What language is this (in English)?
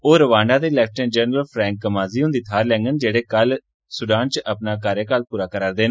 Dogri